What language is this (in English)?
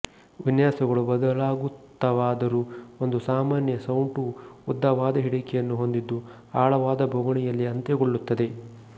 Kannada